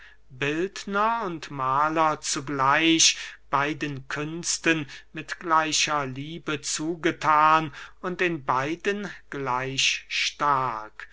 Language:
German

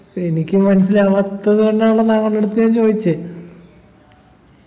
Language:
Malayalam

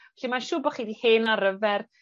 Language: Welsh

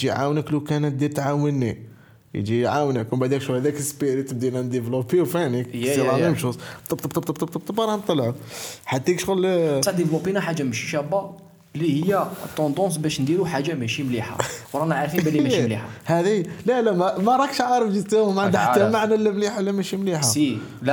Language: Arabic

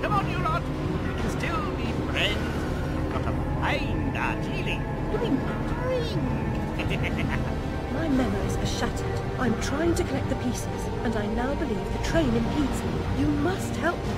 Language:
Japanese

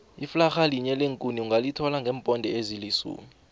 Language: South Ndebele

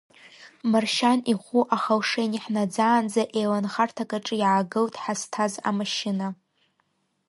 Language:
Abkhazian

